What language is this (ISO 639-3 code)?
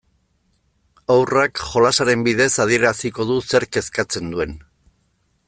eus